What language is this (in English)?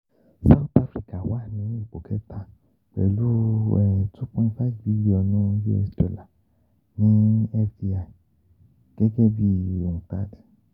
Yoruba